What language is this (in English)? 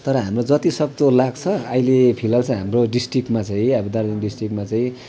Nepali